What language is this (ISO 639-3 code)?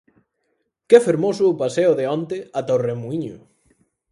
glg